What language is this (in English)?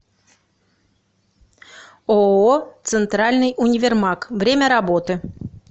Russian